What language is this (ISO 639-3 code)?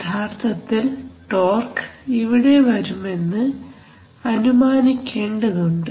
mal